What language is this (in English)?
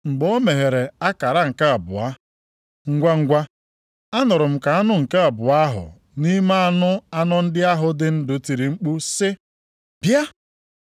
Igbo